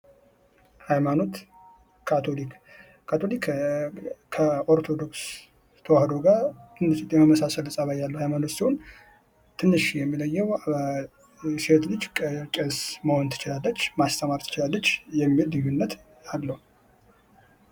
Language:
Amharic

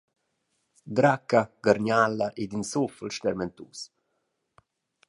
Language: Romansh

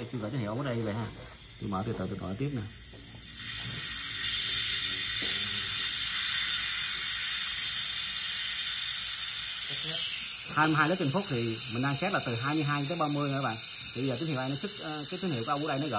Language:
Vietnamese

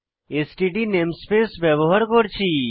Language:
Bangla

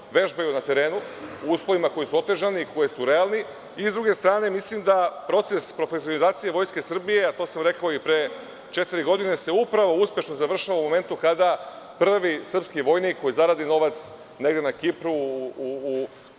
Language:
Serbian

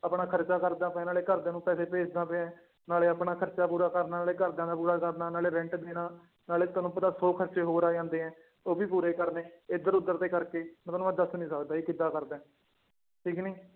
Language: Punjabi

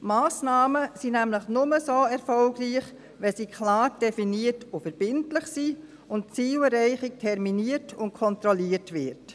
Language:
Swiss German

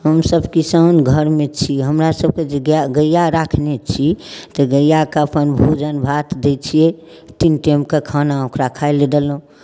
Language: Maithili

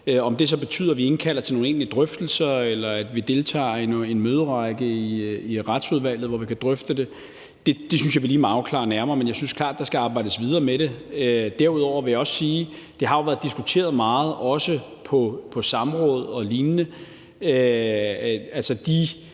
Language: Danish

